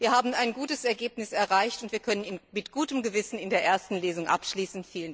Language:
German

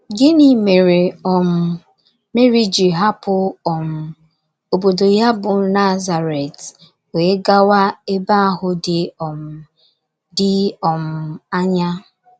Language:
Igbo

